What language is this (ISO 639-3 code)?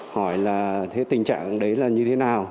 vie